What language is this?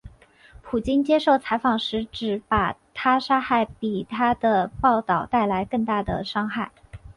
Chinese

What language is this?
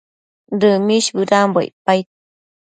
Matsés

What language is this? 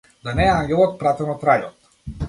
Macedonian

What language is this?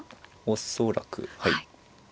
Japanese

